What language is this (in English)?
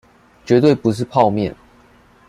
Chinese